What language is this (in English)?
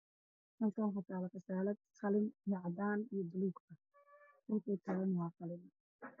Somali